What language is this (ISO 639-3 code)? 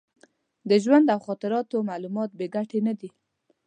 pus